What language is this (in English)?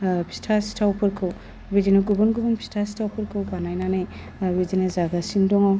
Bodo